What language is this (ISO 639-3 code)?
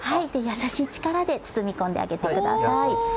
jpn